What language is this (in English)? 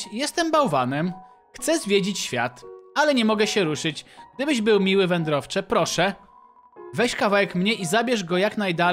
Polish